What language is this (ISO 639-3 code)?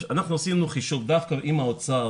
heb